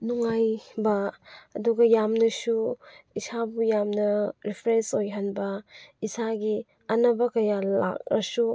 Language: Manipuri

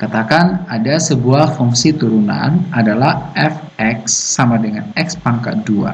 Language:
Indonesian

